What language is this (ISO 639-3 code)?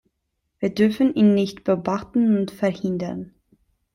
deu